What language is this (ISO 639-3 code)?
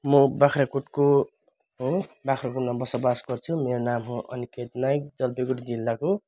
nep